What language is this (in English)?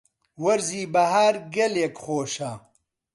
Central Kurdish